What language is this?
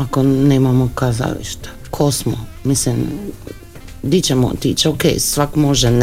Croatian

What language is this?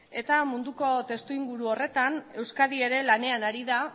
Basque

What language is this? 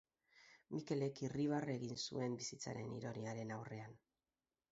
Basque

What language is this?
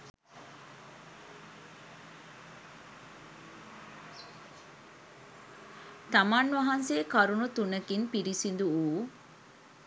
Sinhala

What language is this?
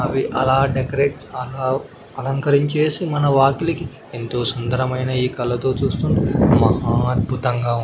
Telugu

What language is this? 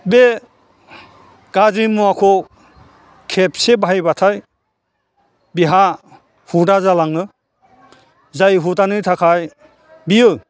Bodo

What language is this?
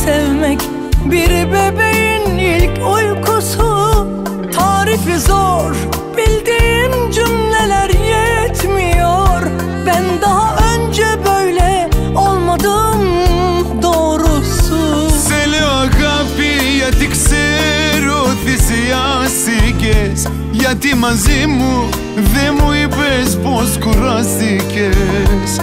Turkish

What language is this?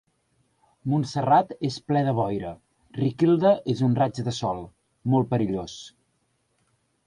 Catalan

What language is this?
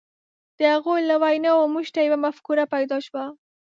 Pashto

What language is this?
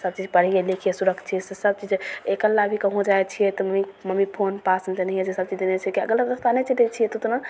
Maithili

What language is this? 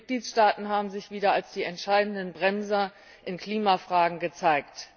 German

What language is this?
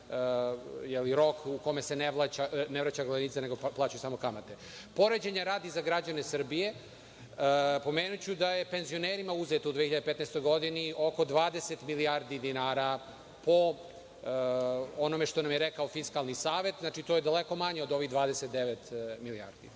Serbian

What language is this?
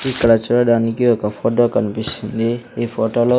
Telugu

